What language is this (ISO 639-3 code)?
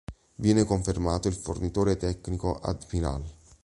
ita